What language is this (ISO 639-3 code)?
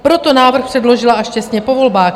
ces